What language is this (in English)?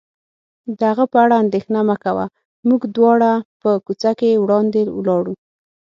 Pashto